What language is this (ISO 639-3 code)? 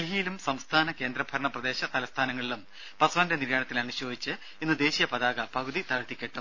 mal